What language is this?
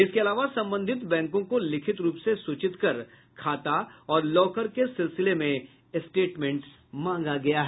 Hindi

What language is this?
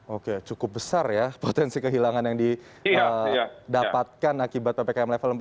Indonesian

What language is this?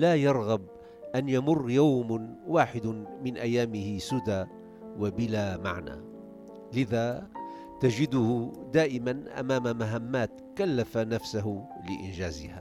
Arabic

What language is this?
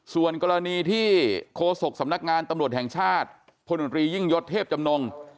Thai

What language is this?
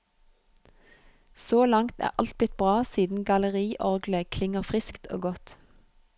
Norwegian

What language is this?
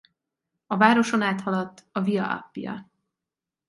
Hungarian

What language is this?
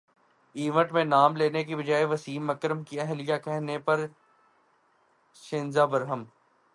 Urdu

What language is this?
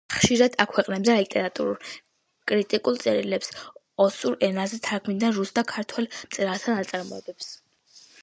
Georgian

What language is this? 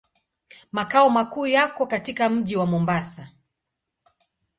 Swahili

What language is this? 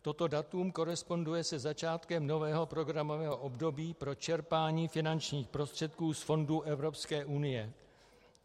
Czech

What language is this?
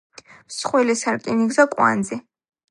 Georgian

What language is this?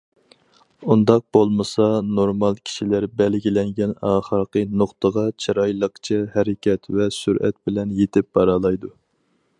Uyghur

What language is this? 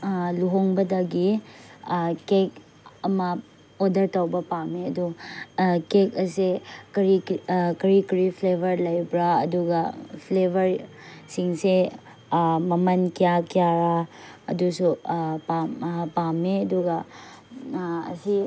Manipuri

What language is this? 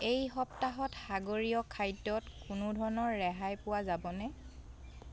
Assamese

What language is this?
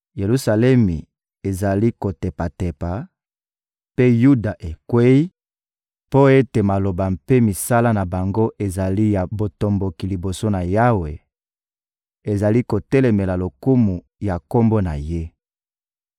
Lingala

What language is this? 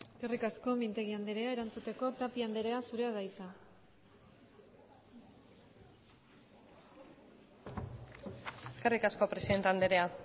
Basque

